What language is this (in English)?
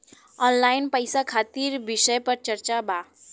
Bhojpuri